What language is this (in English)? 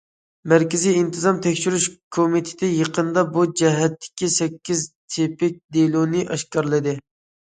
Uyghur